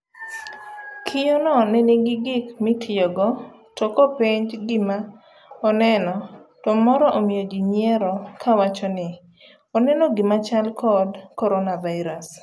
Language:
Luo (Kenya and Tanzania)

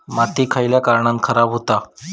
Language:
Marathi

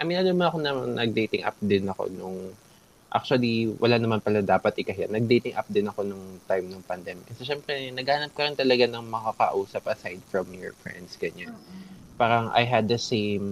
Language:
Filipino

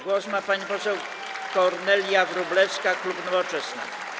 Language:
Polish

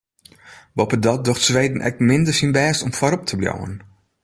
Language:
Western Frisian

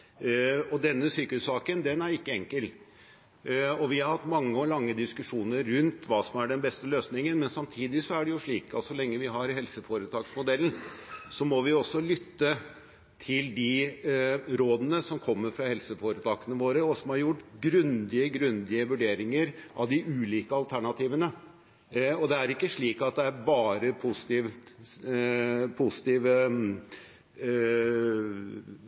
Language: Norwegian Bokmål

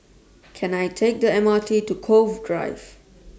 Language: English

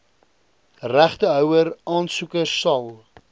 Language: Afrikaans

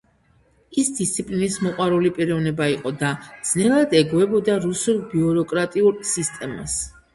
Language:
Georgian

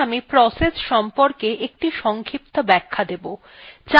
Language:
Bangla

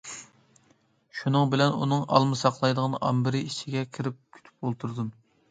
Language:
Uyghur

